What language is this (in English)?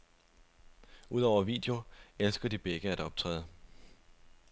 Danish